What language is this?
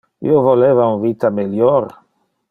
Interlingua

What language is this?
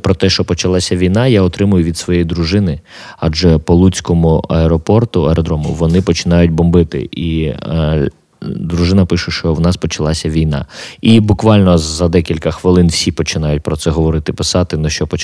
Ukrainian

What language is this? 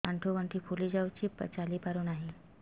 Odia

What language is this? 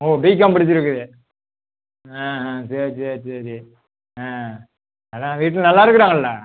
Tamil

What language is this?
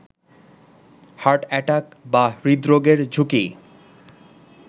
Bangla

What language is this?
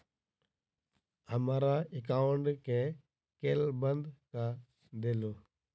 Maithili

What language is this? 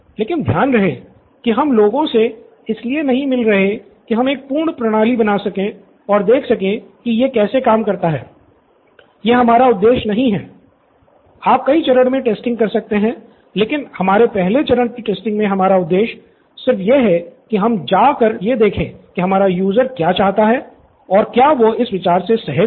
Hindi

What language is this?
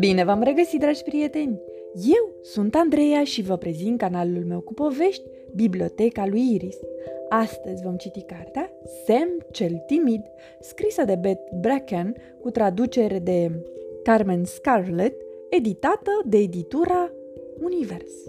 Romanian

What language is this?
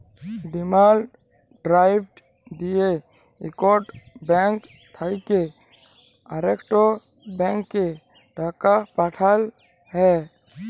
Bangla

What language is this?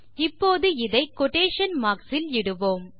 Tamil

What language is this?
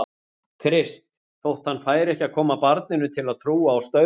Icelandic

